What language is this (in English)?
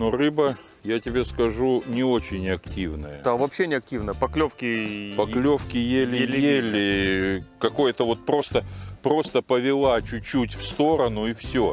Russian